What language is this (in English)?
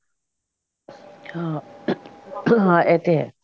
Punjabi